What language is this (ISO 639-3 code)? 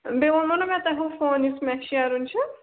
kas